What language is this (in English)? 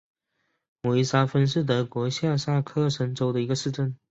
Chinese